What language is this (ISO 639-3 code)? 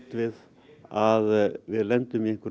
isl